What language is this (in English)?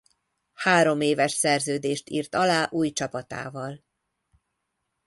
Hungarian